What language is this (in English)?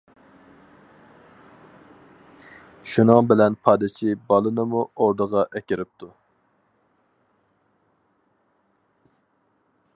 Uyghur